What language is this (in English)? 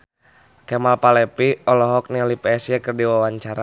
Sundanese